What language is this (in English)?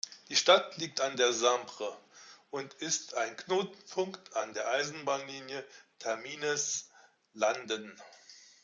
German